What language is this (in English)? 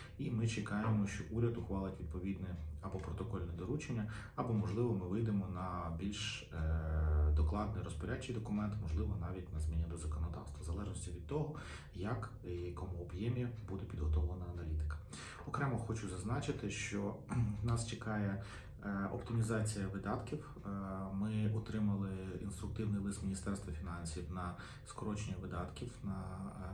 Ukrainian